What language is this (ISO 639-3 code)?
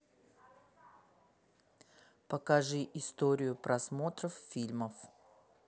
rus